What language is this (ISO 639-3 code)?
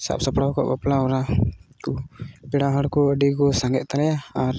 sat